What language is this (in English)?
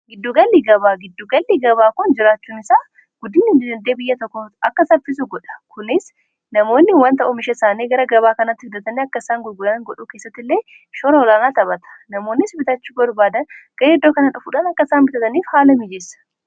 Oromo